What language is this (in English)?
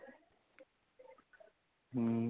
Punjabi